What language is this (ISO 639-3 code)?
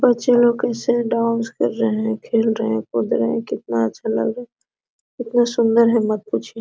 hin